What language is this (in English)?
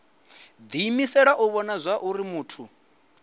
Venda